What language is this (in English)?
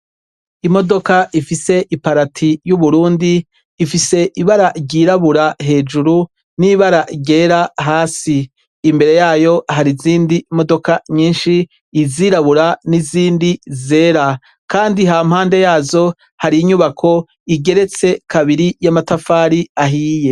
Rundi